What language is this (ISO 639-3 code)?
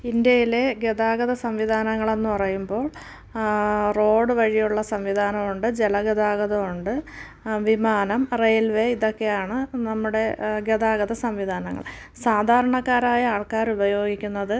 mal